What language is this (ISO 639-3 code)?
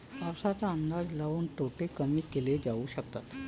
mar